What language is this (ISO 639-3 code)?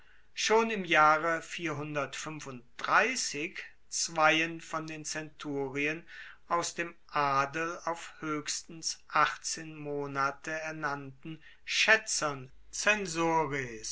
deu